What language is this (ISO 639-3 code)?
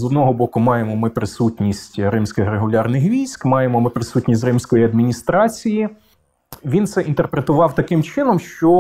ukr